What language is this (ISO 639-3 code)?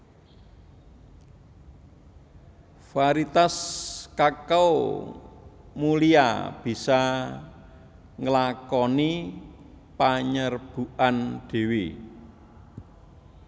jav